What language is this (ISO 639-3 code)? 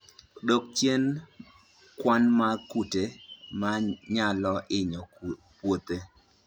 luo